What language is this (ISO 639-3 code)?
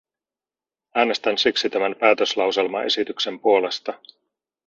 fin